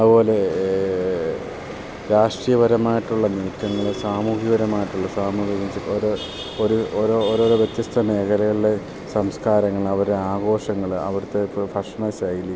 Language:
Malayalam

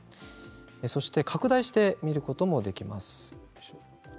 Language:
Japanese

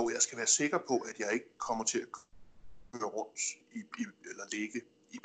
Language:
Danish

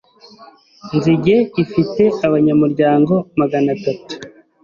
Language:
Kinyarwanda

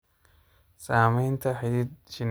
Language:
Somali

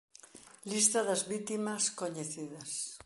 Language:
Galician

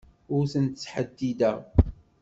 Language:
Kabyle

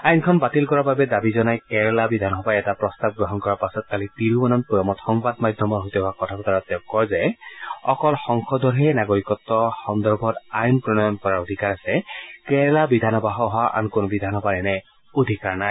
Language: Assamese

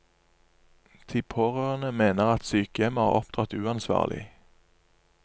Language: Norwegian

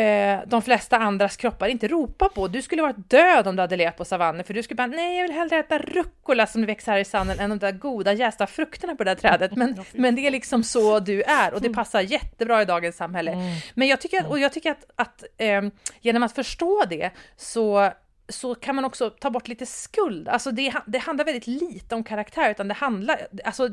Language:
Swedish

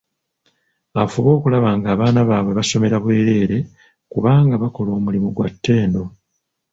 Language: Ganda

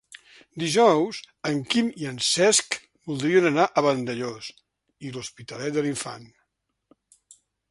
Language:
Catalan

